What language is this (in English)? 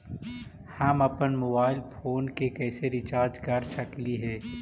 Magahi